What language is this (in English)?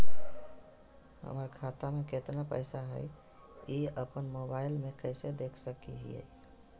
Magahi